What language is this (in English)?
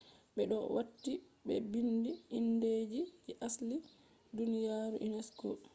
Fula